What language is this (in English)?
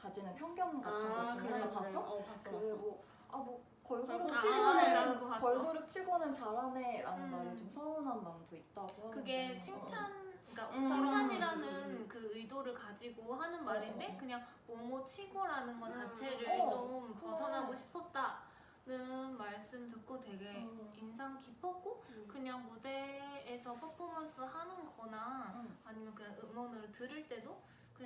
Korean